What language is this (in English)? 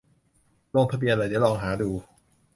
Thai